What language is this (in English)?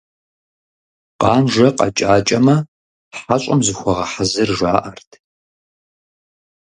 Kabardian